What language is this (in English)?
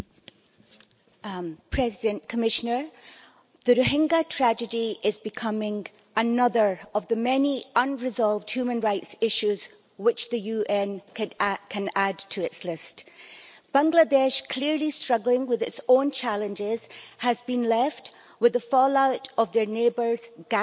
English